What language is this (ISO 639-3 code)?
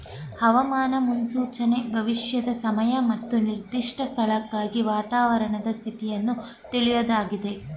kan